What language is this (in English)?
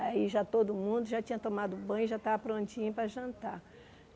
Portuguese